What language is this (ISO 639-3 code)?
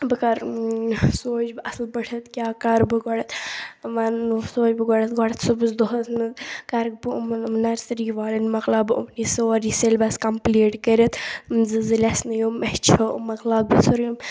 kas